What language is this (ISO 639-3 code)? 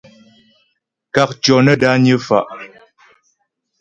bbj